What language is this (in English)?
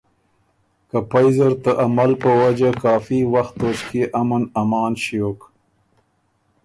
Ormuri